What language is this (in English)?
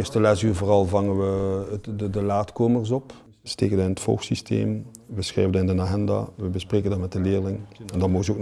Dutch